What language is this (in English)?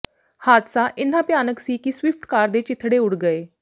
Punjabi